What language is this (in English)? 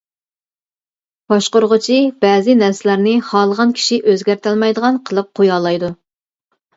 Uyghur